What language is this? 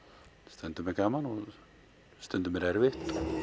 Icelandic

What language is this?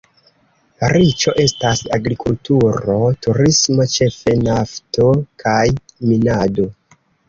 Esperanto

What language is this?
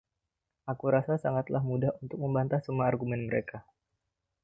Indonesian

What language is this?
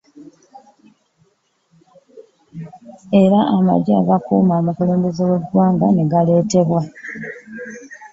Ganda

